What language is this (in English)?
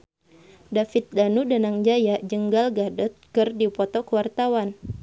Sundanese